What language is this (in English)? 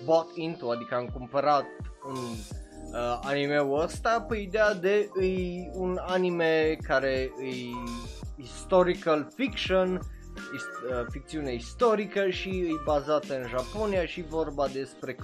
Romanian